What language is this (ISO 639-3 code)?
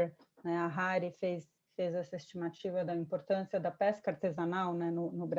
por